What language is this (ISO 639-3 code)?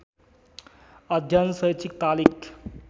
nep